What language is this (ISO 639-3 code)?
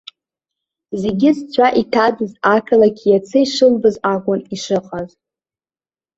abk